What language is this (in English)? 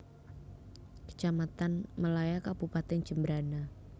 Javanese